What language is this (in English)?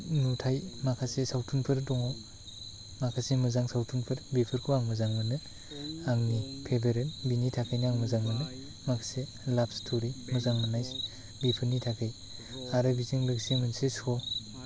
Bodo